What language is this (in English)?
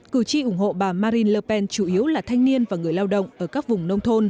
Vietnamese